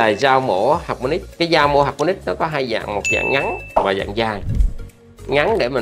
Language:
Vietnamese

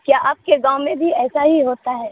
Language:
Urdu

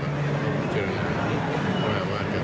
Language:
Thai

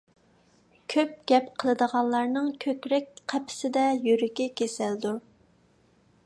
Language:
Uyghur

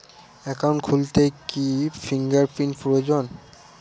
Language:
Bangla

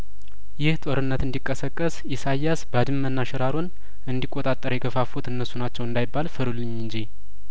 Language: Amharic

